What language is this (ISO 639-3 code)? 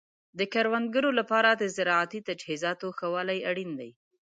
pus